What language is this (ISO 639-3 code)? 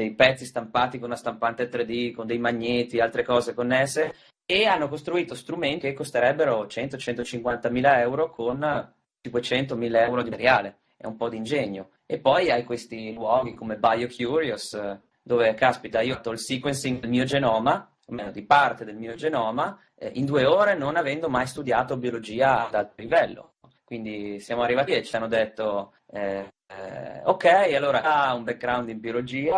ita